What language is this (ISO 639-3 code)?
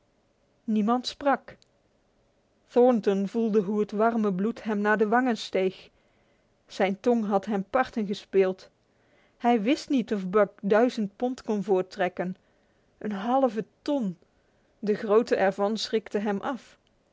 nld